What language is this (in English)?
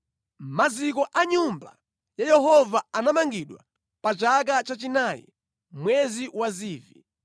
Nyanja